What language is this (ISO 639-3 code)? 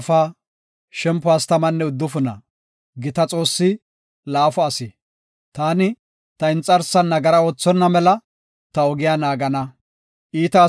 gof